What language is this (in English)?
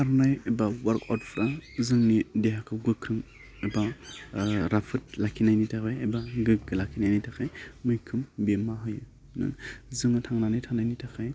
Bodo